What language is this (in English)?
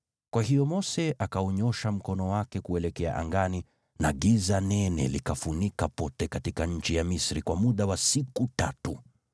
Swahili